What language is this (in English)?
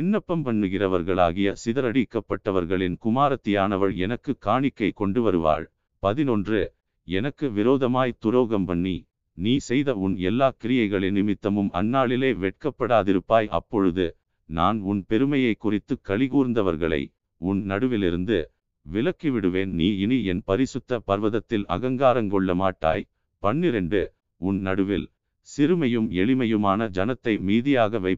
Tamil